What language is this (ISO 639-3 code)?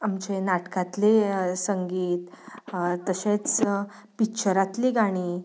kok